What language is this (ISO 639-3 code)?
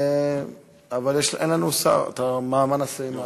heb